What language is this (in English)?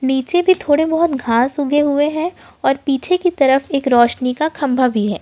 Hindi